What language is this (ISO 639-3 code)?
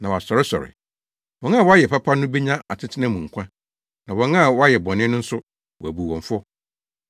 aka